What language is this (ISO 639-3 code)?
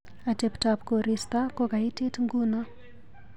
kln